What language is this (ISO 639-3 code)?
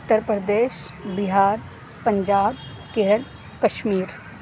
urd